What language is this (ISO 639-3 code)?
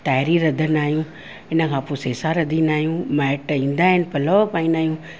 snd